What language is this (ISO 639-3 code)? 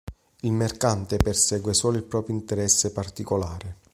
ita